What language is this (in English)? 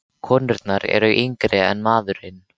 Icelandic